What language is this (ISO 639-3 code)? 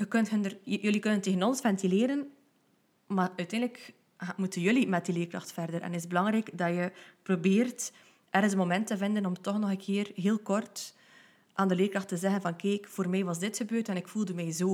nld